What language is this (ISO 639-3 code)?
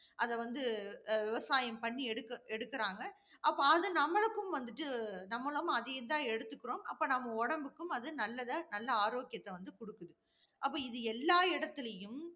tam